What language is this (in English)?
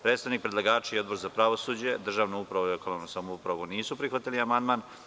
Serbian